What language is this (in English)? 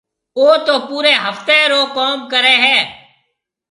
Marwari (Pakistan)